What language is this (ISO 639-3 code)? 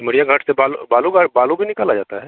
hin